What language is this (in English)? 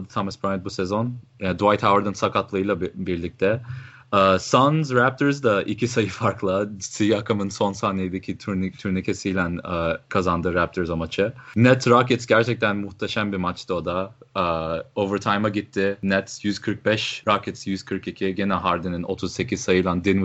Turkish